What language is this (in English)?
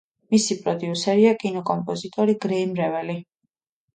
Georgian